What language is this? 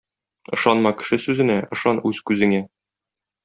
Tatar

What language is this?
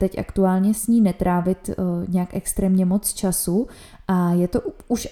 Czech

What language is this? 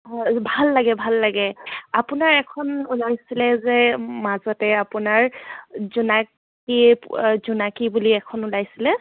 Assamese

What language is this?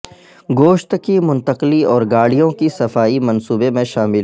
Urdu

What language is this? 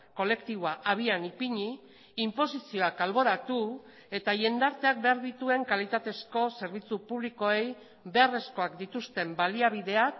Basque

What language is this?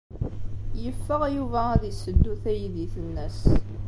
Kabyle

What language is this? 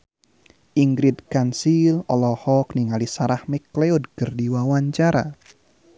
Sundanese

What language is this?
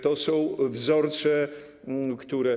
Polish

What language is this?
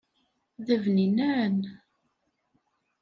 Kabyle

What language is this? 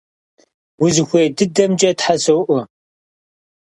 Kabardian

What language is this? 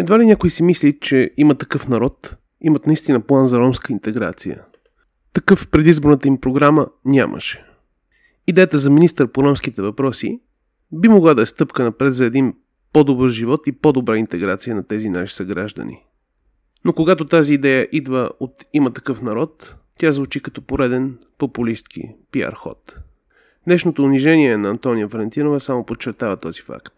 Bulgarian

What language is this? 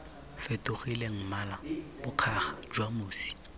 Tswana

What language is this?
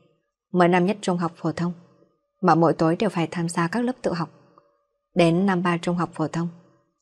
Vietnamese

